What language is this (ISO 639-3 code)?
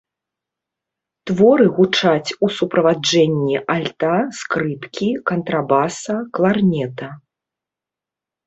bel